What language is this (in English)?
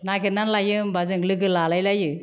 Bodo